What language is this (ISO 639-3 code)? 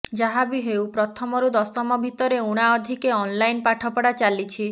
ori